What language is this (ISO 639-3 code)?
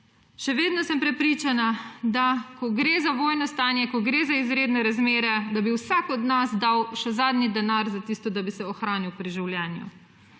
slv